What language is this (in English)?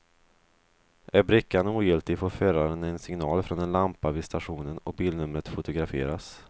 Swedish